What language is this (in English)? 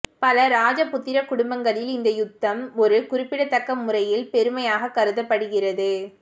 Tamil